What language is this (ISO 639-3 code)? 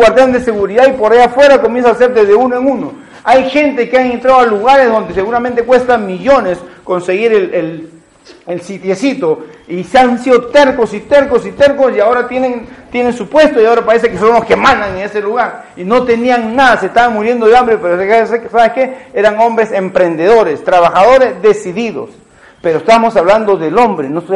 spa